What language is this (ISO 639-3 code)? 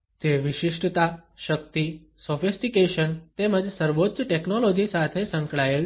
guj